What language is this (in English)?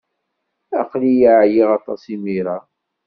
Kabyle